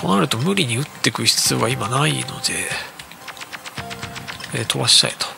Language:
Japanese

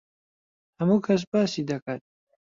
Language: Central Kurdish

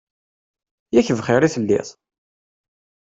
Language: Kabyle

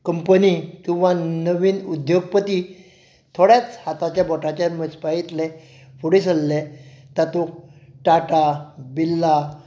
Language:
Konkani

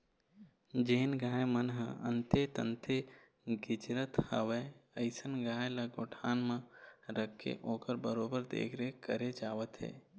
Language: Chhattisgarhi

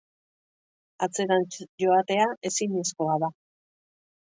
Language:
Basque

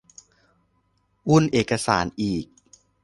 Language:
Thai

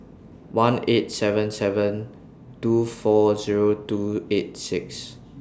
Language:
English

